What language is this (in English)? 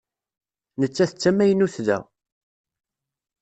Kabyle